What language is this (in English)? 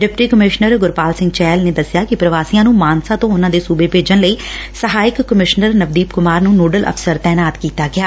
Punjabi